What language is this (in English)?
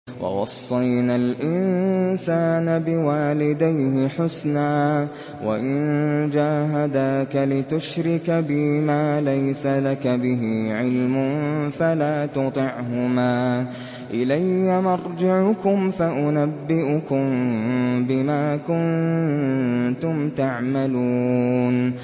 Arabic